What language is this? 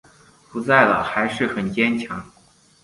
Chinese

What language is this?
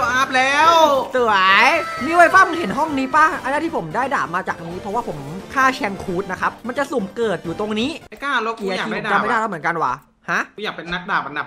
Thai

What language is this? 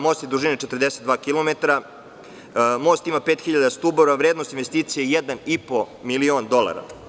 Serbian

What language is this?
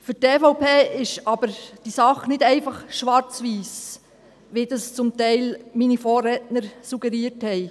Swiss German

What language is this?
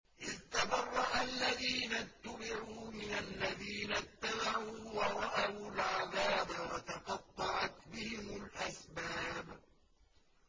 Arabic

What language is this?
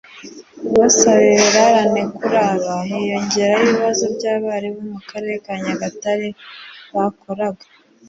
Kinyarwanda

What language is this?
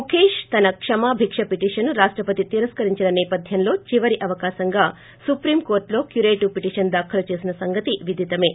Telugu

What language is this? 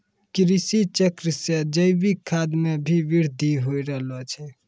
Maithili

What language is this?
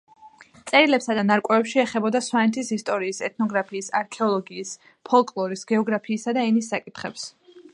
Georgian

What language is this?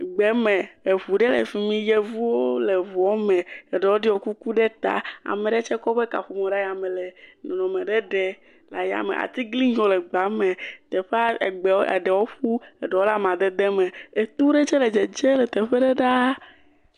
Ewe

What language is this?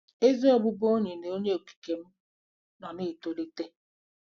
Igbo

